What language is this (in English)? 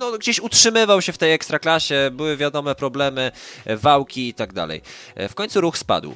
Polish